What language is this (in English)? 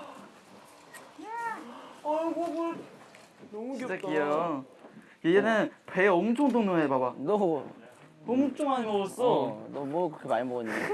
Korean